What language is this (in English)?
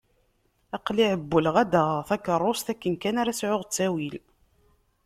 Kabyle